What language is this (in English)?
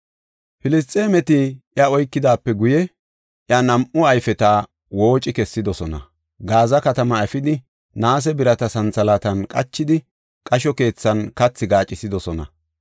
Gofa